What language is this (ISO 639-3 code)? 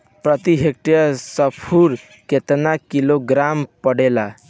bho